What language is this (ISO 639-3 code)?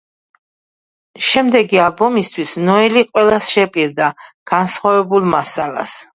kat